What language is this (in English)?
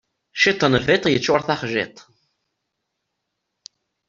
Kabyle